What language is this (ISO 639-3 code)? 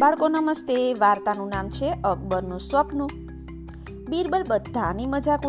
guj